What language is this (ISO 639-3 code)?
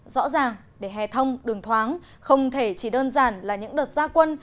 vie